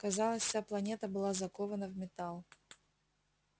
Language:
Russian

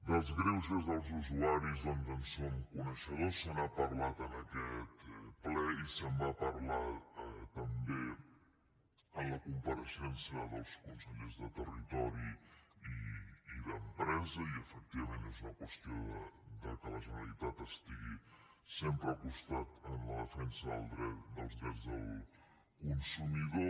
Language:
Catalan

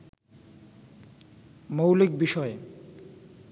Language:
Bangla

